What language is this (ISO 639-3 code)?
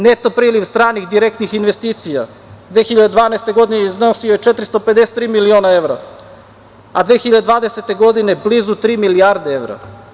srp